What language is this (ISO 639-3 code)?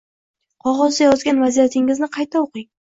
uzb